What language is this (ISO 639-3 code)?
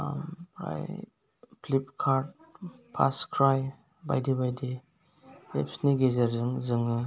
brx